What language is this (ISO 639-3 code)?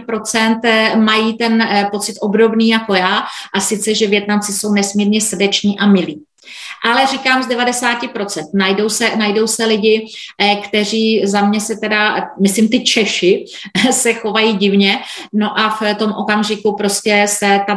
ces